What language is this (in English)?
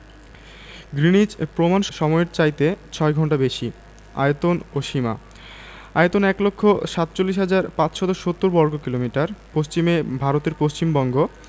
Bangla